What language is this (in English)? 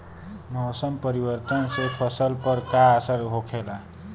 Bhojpuri